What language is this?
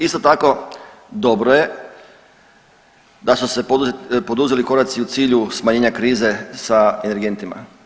Croatian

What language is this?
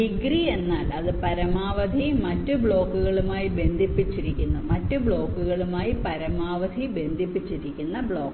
Malayalam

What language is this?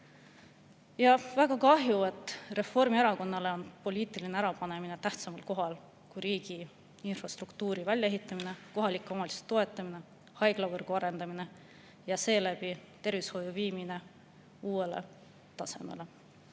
Estonian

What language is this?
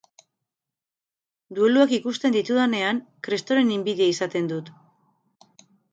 Basque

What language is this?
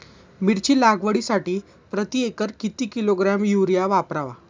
Marathi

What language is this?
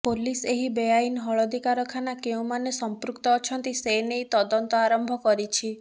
Odia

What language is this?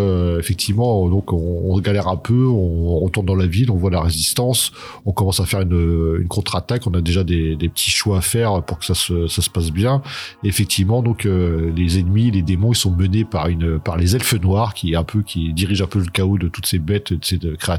French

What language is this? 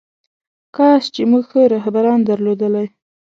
Pashto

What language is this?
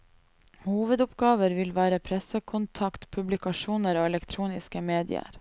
Norwegian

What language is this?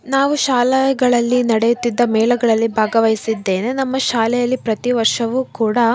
Kannada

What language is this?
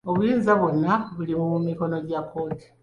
Ganda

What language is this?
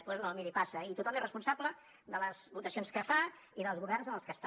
Catalan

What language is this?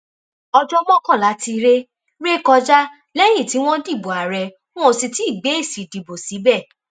Yoruba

